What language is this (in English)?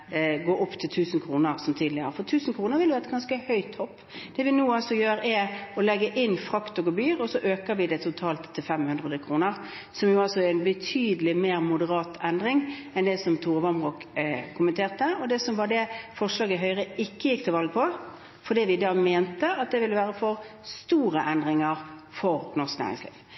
Norwegian Bokmål